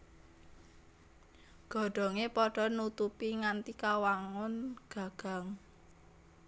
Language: Javanese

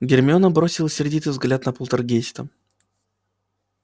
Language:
Russian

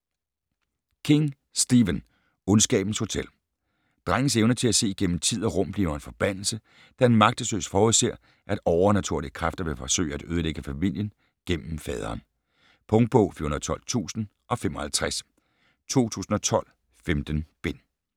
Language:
Danish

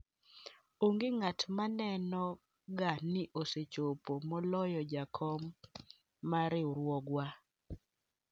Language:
Luo (Kenya and Tanzania)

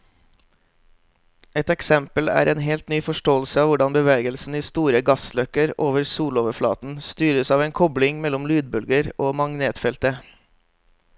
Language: Norwegian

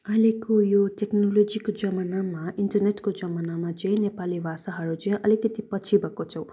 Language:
Nepali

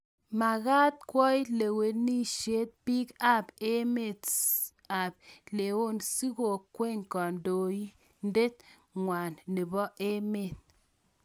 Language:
Kalenjin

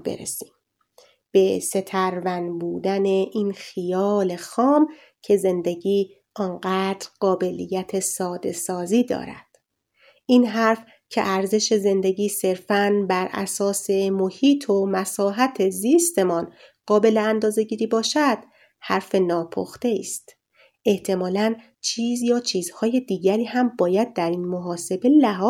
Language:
Persian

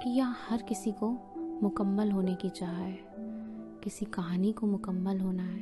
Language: Hindi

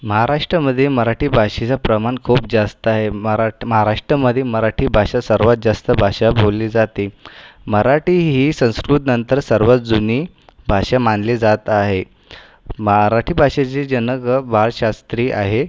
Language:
Marathi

